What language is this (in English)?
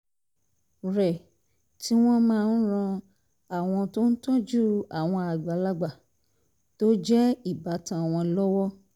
Yoruba